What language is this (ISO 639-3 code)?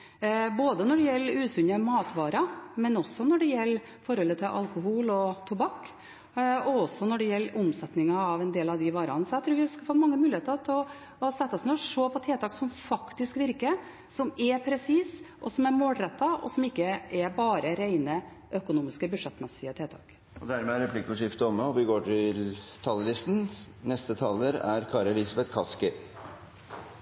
nor